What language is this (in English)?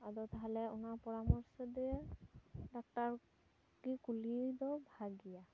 Santali